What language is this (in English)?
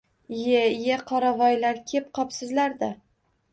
Uzbek